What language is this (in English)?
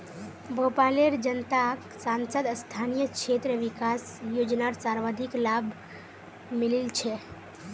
Magahi